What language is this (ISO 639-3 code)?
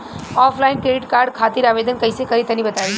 bho